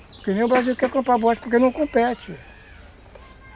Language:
Portuguese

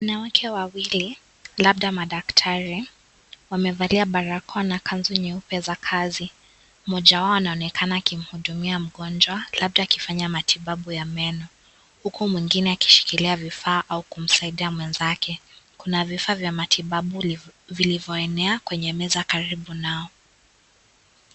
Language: Swahili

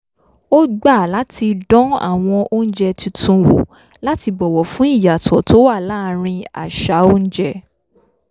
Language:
Yoruba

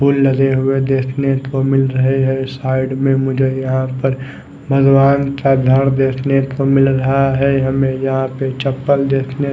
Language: Hindi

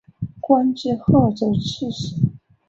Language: Chinese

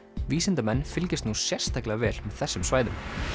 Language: Icelandic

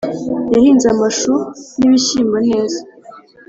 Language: Kinyarwanda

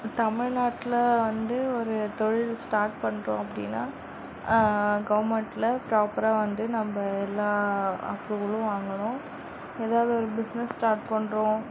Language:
Tamil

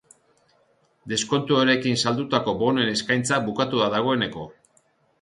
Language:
Basque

